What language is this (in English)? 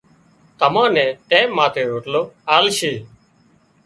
Wadiyara Koli